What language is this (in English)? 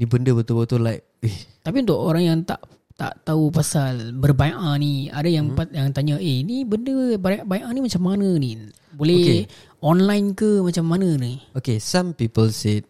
Malay